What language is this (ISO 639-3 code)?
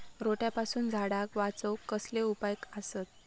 mar